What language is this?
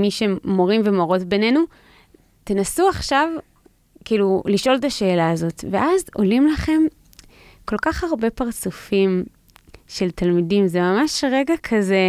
Hebrew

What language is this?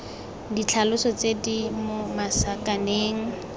Tswana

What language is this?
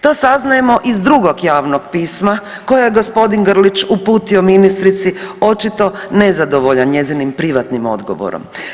Croatian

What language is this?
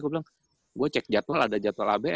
Indonesian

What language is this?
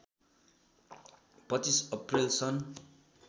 Nepali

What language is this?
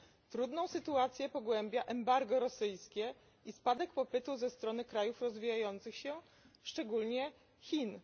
Polish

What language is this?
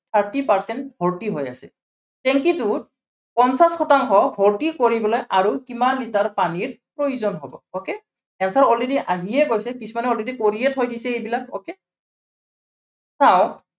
Assamese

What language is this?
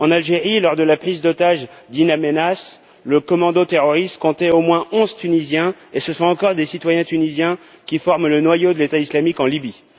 French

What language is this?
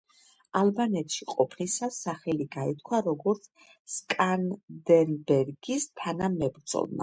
Georgian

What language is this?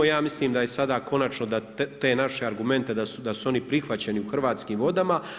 Croatian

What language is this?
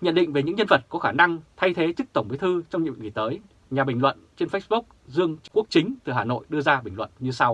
Vietnamese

